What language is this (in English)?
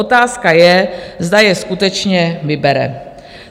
Czech